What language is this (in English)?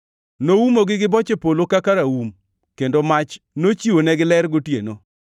Luo (Kenya and Tanzania)